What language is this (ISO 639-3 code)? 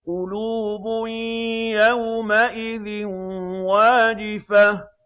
ara